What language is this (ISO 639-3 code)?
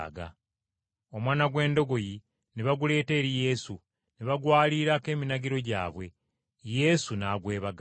lug